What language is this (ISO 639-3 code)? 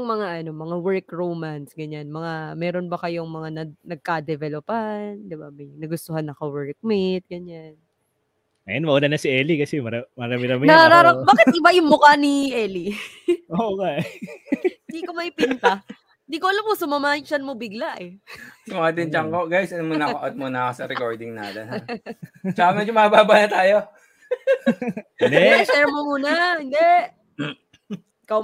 fil